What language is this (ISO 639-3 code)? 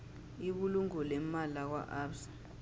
nbl